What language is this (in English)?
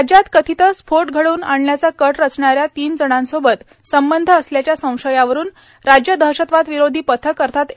Marathi